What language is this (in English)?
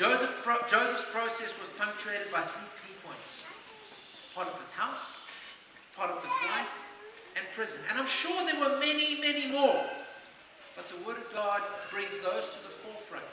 English